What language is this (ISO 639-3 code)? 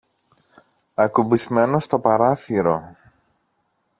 ell